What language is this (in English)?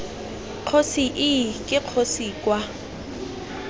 Tswana